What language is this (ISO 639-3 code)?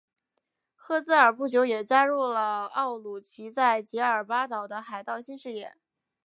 zho